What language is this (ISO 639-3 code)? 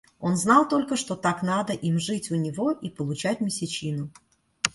rus